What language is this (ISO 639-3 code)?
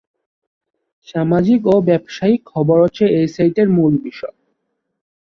ben